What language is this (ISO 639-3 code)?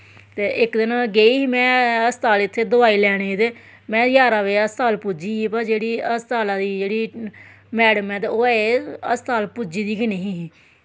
doi